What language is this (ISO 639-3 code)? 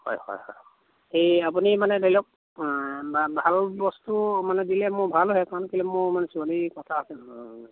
asm